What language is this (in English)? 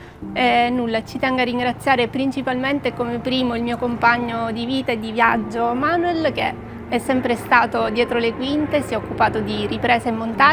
Italian